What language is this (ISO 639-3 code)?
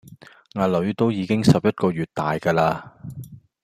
yue